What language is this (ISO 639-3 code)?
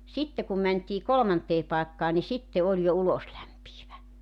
fin